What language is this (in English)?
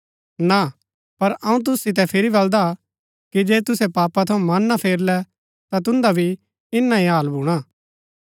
Gaddi